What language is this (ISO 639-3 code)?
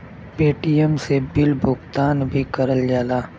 bho